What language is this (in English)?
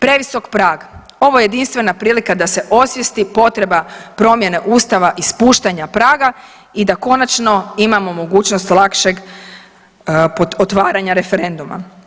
Croatian